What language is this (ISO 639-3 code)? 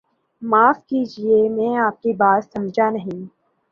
urd